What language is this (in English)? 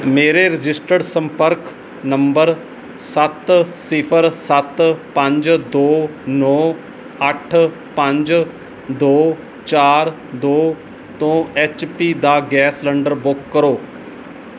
Punjabi